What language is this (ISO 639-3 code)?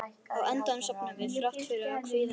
isl